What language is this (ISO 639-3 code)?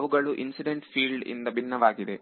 kan